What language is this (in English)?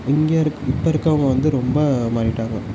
Tamil